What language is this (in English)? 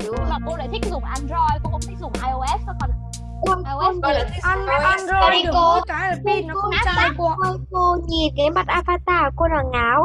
Vietnamese